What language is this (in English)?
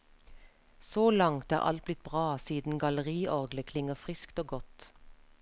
Norwegian